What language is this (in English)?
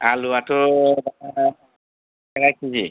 Bodo